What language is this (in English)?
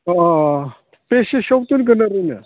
Bodo